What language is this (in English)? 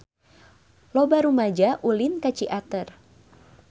Sundanese